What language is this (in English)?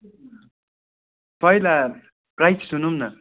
Nepali